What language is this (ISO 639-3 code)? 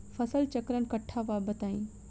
bho